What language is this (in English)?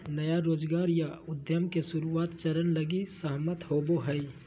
Magahi